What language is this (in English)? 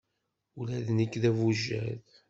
Kabyle